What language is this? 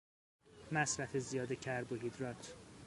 Persian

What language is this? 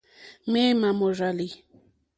Mokpwe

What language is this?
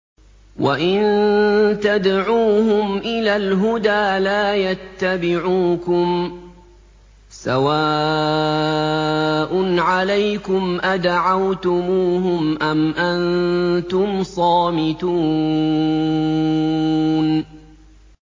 Arabic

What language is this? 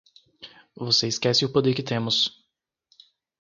Portuguese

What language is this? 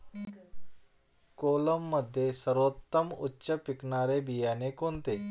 Marathi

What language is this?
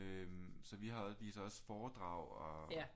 Danish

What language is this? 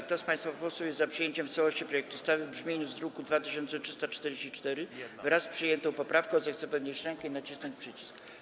Polish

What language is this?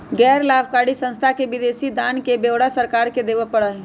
Magahi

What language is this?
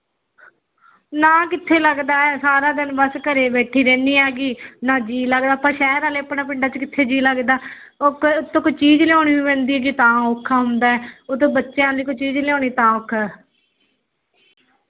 Punjabi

